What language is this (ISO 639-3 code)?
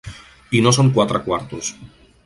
cat